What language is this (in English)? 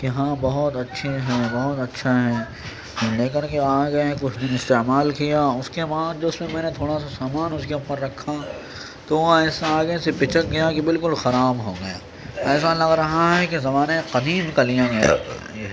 Urdu